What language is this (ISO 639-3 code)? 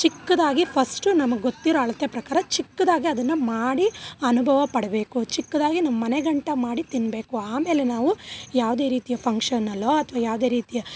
kan